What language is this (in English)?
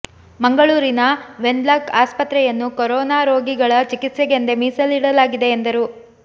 Kannada